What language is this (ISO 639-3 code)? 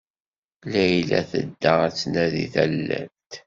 kab